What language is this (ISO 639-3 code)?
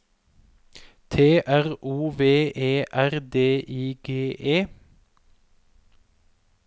nor